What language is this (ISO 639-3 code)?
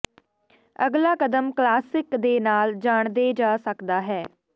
pan